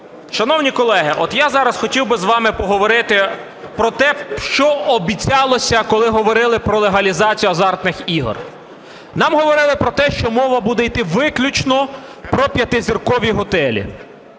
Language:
Ukrainian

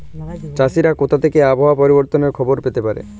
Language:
Bangla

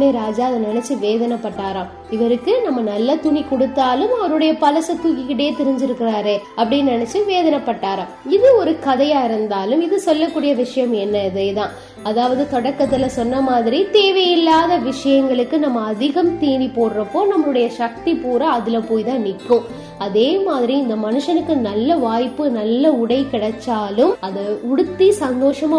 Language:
Tamil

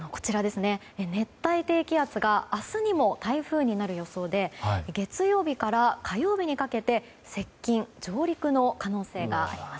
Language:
Japanese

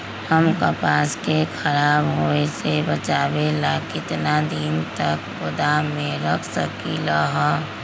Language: Magahi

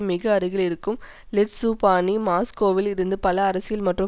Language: Tamil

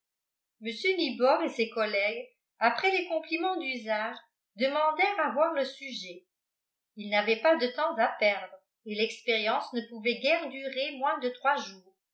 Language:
French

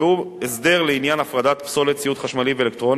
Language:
Hebrew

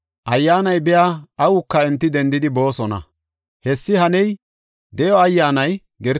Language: Gofa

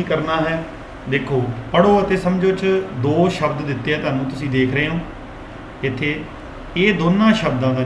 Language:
Hindi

